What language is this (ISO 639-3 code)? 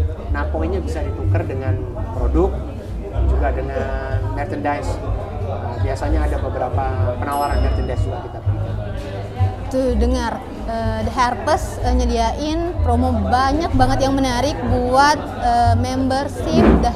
ind